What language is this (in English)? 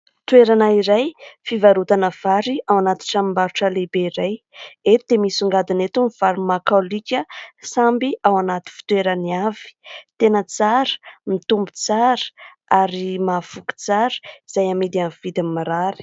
Malagasy